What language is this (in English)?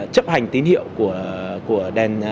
Vietnamese